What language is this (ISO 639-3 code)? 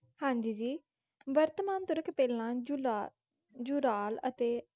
pan